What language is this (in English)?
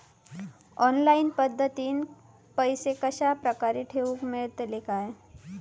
Marathi